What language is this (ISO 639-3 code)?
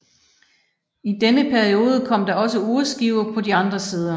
dan